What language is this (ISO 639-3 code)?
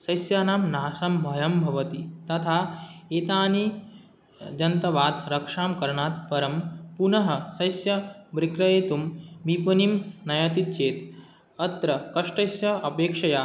san